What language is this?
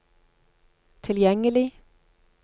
Norwegian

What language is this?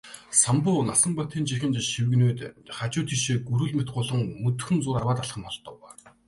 Mongolian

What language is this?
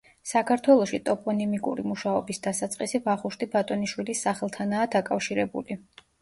Georgian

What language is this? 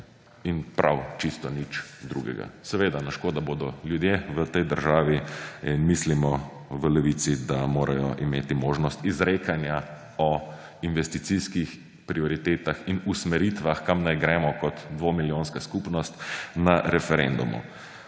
Slovenian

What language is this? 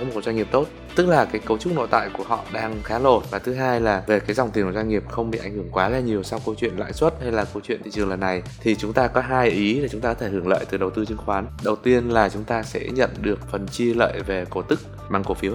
Vietnamese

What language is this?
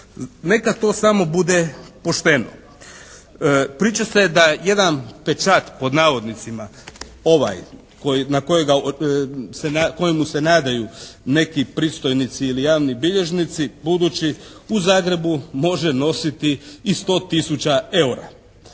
Croatian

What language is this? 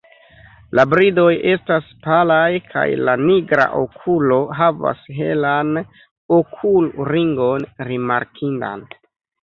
Esperanto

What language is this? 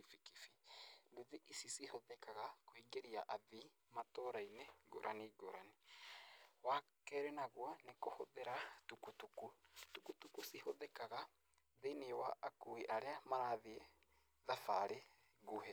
Kikuyu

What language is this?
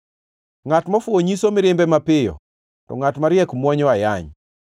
Luo (Kenya and Tanzania)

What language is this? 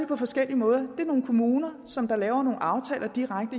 Danish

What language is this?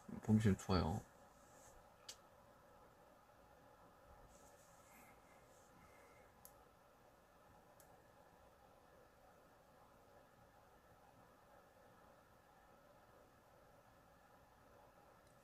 Korean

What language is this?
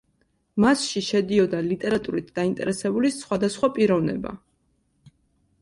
Georgian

